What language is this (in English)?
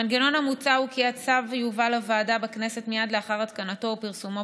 Hebrew